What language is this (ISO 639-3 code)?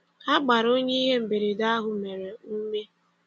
ibo